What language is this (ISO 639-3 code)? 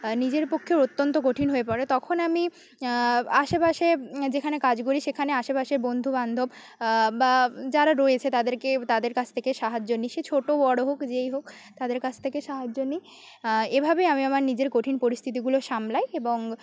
ben